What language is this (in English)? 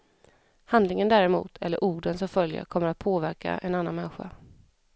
Swedish